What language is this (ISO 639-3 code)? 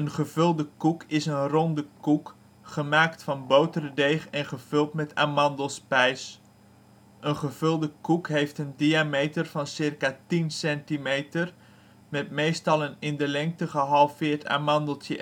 nld